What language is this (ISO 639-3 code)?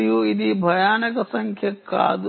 tel